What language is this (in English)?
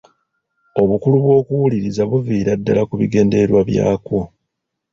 Ganda